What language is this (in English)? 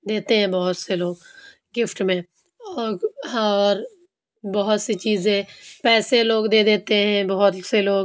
Urdu